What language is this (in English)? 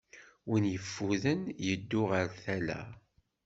Kabyle